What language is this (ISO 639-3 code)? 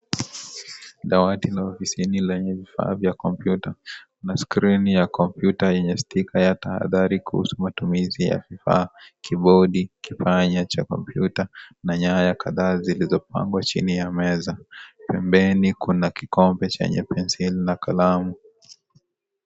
swa